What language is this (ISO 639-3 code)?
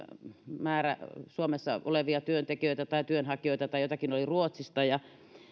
fin